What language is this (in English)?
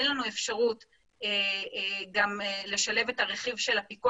Hebrew